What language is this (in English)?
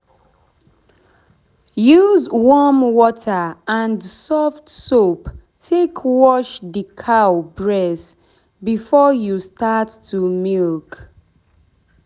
Nigerian Pidgin